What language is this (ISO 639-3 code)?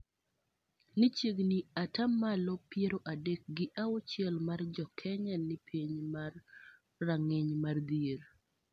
luo